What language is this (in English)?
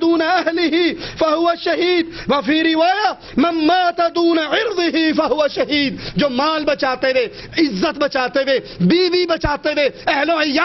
Arabic